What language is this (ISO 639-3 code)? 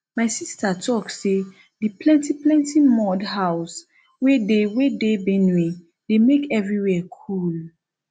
pcm